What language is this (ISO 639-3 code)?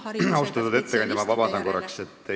est